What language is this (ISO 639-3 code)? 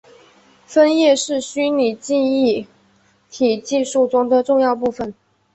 zho